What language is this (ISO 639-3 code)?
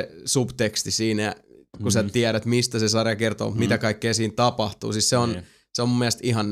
fin